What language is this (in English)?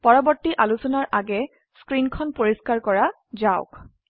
Assamese